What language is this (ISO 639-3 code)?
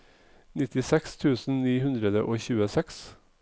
nor